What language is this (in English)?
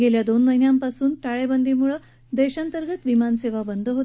Marathi